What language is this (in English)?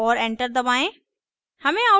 Hindi